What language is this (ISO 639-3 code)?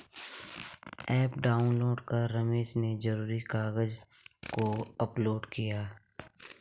hin